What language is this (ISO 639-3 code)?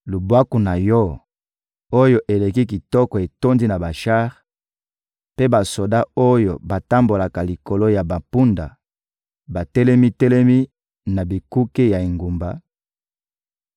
lin